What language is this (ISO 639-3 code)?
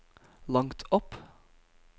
nor